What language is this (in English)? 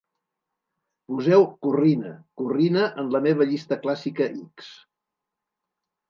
Catalan